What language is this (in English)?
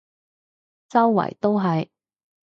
Cantonese